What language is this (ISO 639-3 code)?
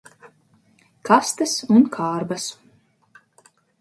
lav